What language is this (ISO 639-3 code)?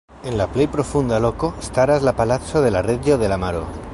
epo